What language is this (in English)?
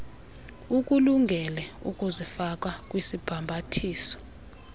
Xhosa